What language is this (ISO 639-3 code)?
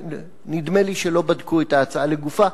heb